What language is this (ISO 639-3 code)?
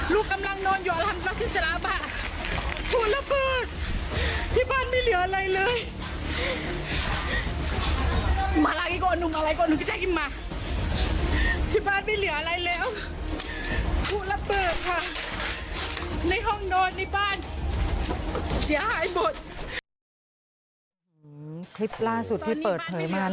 tha